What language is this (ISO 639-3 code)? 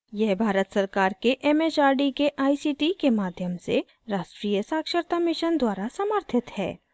hin